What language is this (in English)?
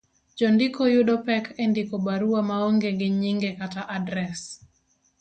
Luo (Kenya and Tanzania)